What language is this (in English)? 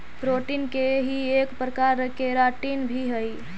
Magahi